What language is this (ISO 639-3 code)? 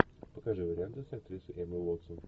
rus